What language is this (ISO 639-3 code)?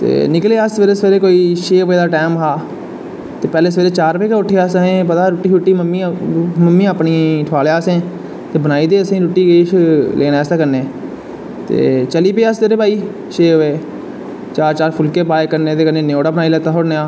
doi